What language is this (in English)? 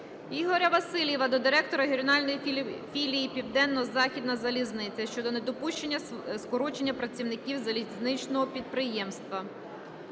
Ukrainian